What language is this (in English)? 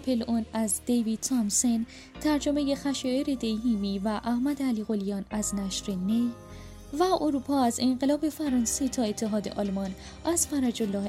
Persian